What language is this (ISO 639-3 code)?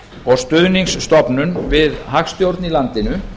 isl